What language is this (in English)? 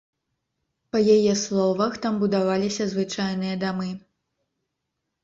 Belarusian